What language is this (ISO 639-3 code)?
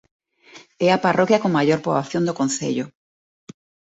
glg